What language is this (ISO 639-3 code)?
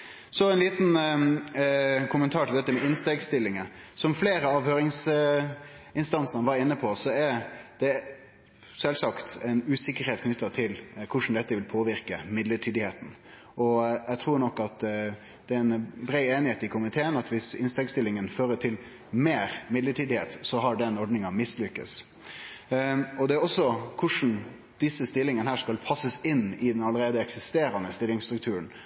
nno